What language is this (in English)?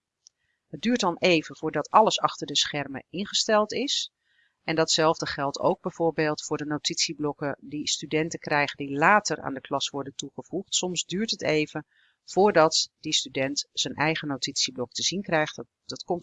Dutch